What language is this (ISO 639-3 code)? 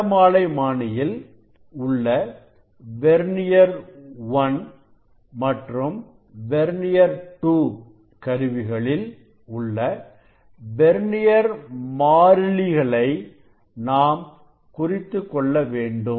tam